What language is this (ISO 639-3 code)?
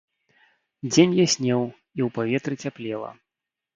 bel